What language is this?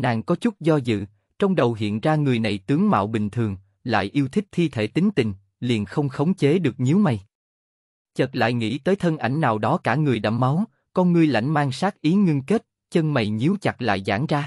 Vietnamese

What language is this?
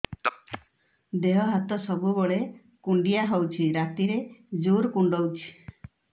Odia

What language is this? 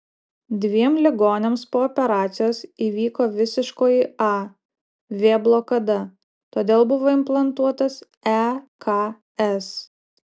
Lithuanian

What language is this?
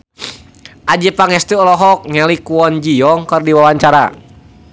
Sundanese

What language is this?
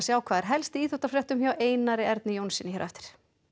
Icelandic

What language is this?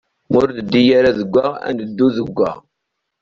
Kabyle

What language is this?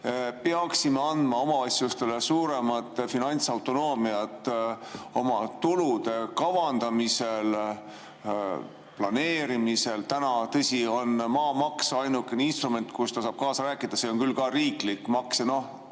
Estonian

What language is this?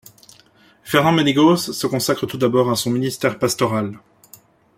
French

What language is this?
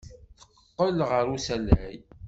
Kabyle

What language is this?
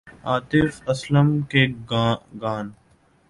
Urdu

